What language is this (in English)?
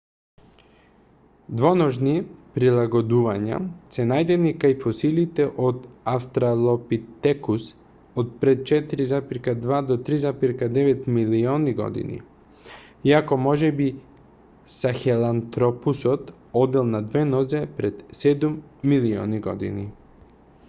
Macedonian